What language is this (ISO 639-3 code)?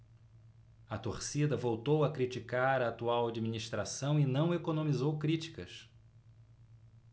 por